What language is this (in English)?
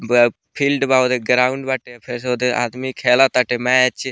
Bhojpuri